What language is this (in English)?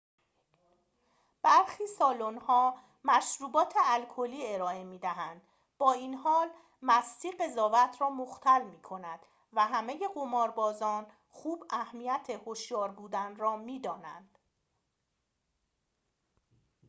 Persian